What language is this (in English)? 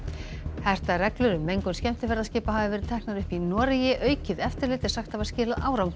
Icelandic